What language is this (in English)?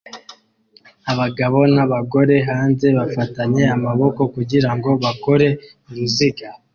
Kinyarwanda